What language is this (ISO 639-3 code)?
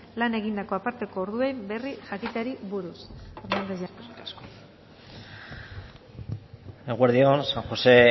eus